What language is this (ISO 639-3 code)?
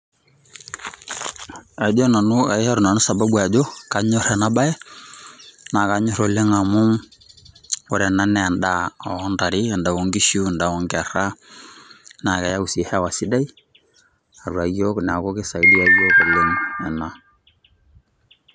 mas